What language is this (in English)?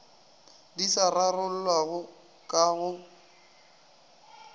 Northern Sotho